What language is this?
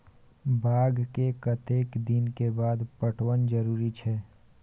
Maithili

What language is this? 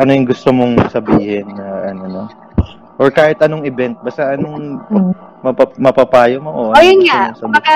Filipino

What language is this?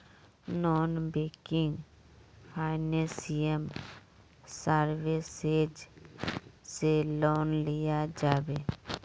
Magahi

